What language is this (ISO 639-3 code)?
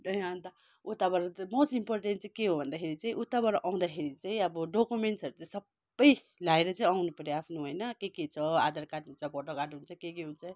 nep